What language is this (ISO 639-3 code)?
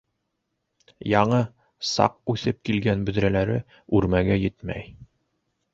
bak